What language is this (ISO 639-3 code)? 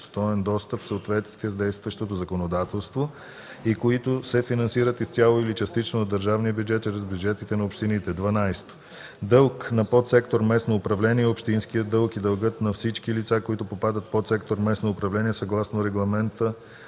bul